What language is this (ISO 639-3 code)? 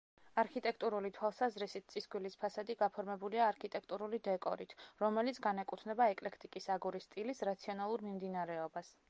kat